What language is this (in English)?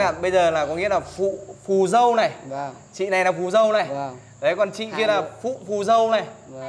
Vietnamese